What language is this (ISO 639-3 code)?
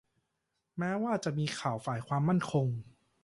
tha